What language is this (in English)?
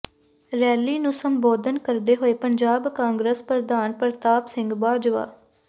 Punjabi